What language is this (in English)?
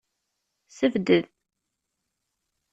Kabyle